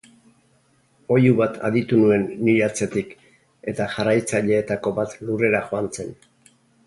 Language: Basque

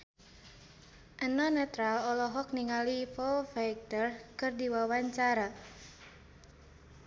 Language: Sundanese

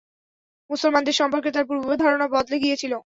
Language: Bangla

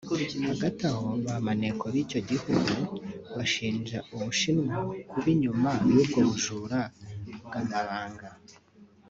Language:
Kinyarwanda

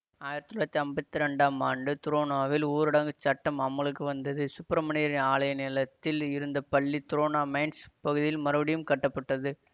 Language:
Tamil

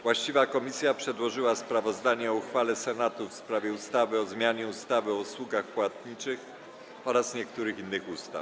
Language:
Polish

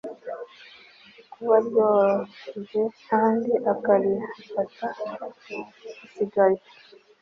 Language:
Kinyarwanda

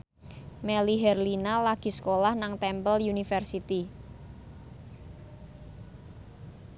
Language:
Javanese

